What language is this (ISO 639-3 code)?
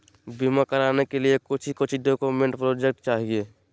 mag